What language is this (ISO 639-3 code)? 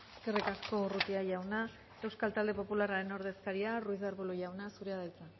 eus